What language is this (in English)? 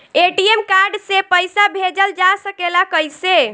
Bhojpuri